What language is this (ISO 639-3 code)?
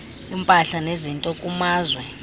xho